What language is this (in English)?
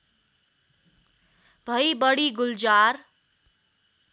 Nepali